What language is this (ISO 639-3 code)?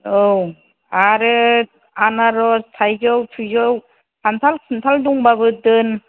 brx